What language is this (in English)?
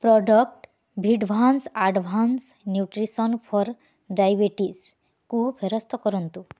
Odia